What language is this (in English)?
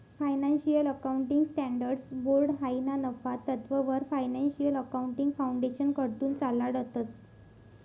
Marathi